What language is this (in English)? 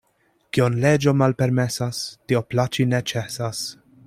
Esperanto